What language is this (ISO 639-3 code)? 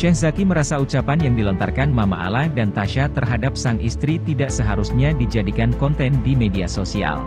ind